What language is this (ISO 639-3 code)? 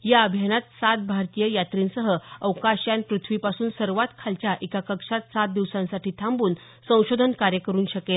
mar